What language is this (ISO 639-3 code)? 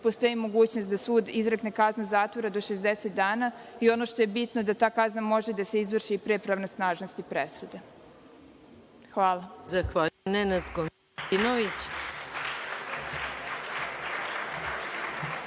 srp